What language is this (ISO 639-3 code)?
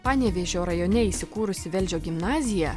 lit